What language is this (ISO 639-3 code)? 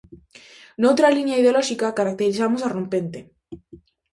glg